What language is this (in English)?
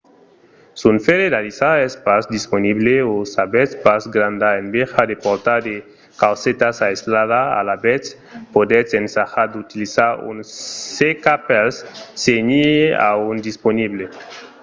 Occitan